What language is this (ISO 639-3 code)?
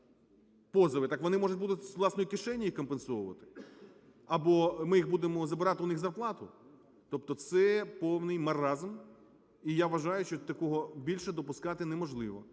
ukr